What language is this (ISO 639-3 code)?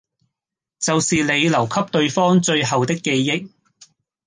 yue